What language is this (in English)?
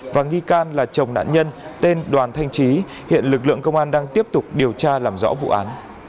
Vietnamese